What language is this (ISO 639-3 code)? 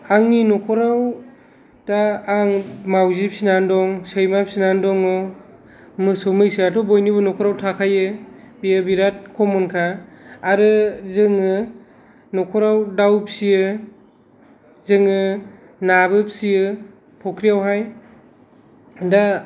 brx